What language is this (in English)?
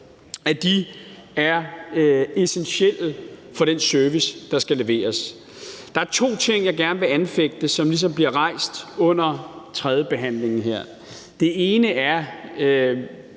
Danish